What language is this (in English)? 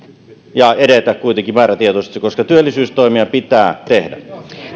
Finnish